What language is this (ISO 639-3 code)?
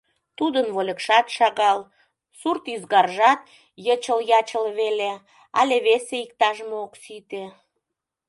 chm